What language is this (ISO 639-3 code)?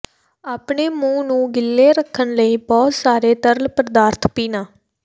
pan